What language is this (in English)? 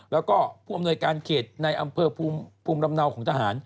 Thai